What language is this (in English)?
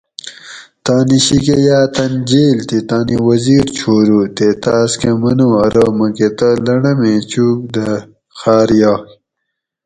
Gawri